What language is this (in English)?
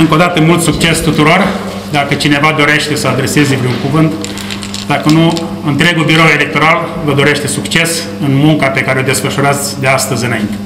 Romanian